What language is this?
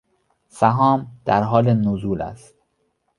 Persian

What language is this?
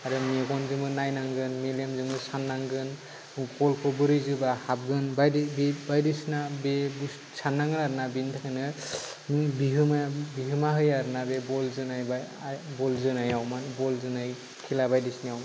Bodo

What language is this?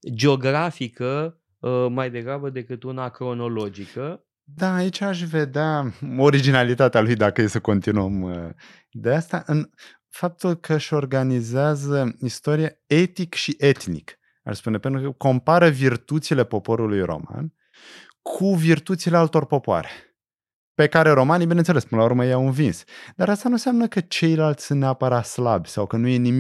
Romanian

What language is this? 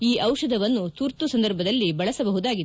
Kannada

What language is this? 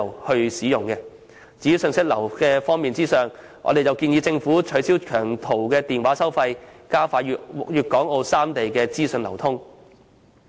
Cantonese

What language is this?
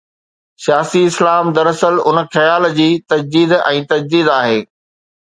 Sindhi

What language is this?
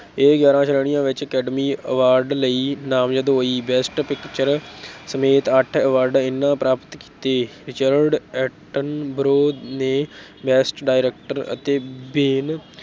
Punjabi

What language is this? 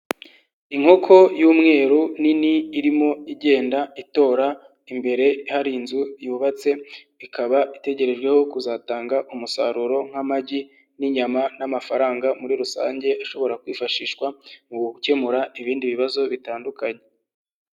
Kinyarwanda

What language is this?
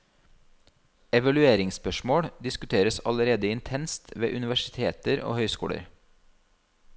Norwegian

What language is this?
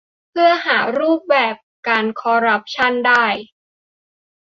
Thai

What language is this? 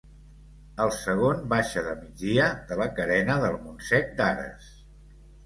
Catalan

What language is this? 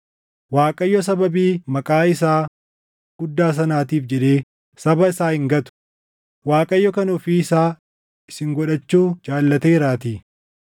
Oromo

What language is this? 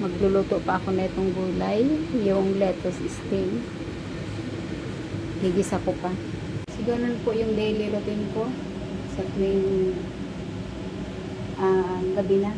Filipino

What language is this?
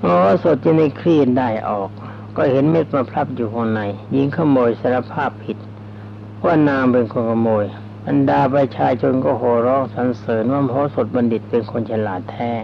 Thai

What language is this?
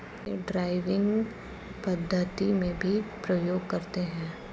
Hindi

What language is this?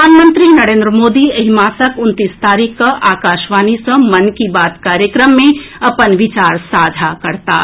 Maithili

